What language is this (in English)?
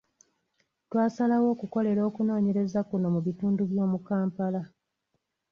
Ganda